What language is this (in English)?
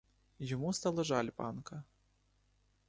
Ukrainian